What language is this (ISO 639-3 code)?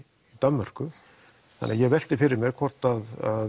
isl